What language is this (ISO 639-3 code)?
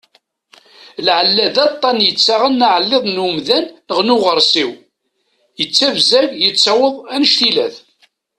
kab